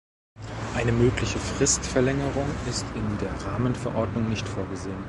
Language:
German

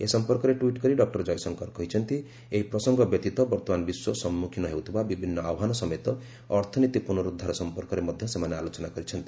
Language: Odia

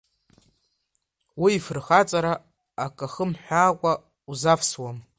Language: Abkhazian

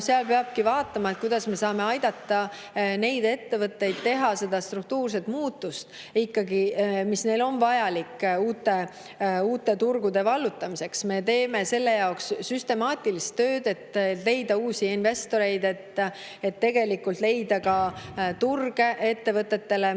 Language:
Estonian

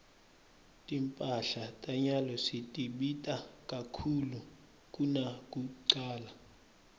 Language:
Swati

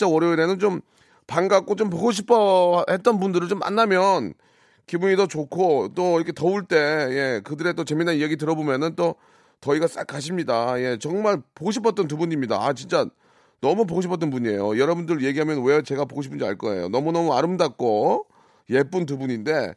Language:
Korean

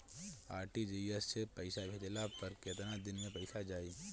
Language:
Bhojpuri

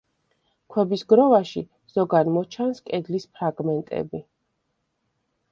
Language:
Georgian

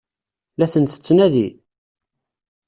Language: Kabyle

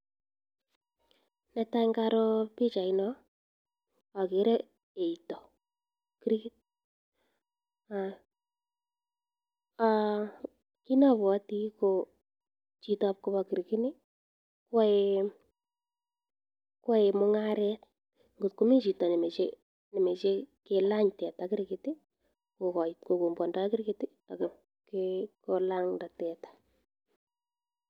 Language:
Kalenjin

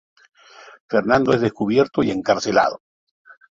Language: Spanish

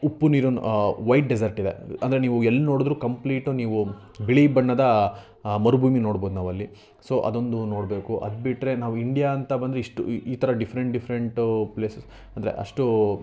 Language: Kannada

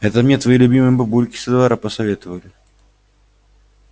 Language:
Russian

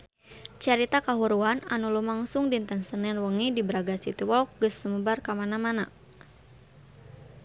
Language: Sundanese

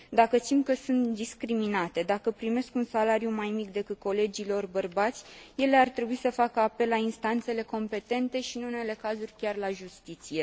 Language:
Romanian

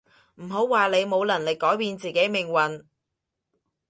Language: Cantonese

